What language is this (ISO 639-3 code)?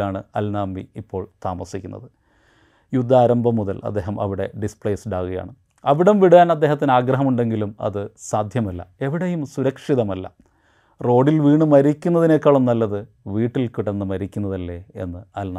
mal